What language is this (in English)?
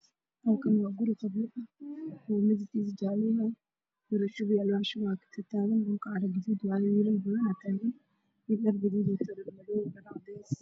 Somali